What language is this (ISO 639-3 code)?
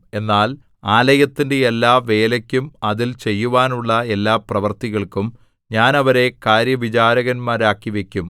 mal